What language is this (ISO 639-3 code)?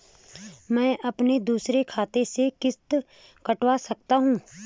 hin